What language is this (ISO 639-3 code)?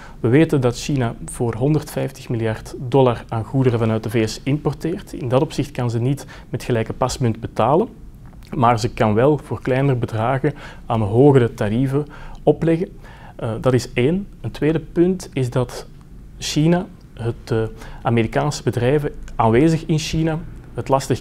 nld